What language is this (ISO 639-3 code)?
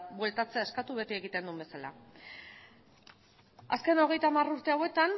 eus